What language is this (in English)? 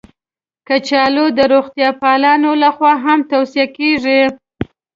Pashto